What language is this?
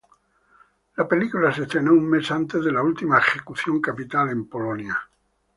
Spanish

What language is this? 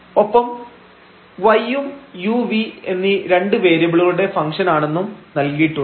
Malayalam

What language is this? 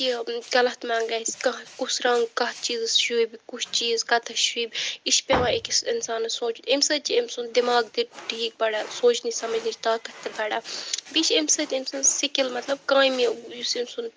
Kashmiri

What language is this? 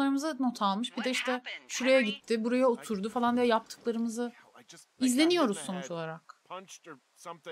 Turkish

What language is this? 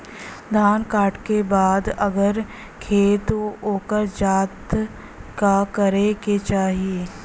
Bhojpuri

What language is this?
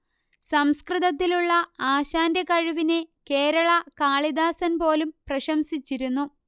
Malayalam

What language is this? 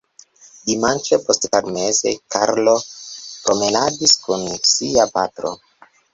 Esperanto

